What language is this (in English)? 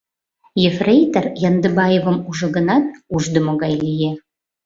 Mari